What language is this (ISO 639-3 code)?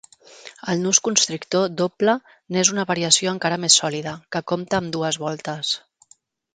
cat